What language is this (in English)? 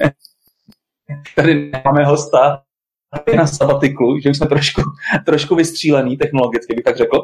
Czech